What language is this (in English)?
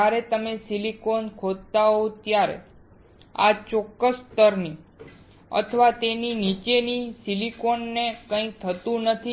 Gujarati